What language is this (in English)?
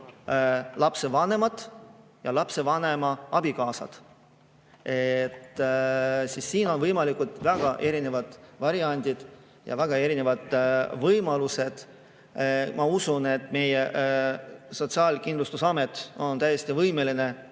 Estonian